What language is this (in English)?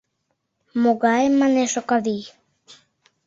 Mari